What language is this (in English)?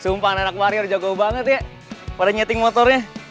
Indonesian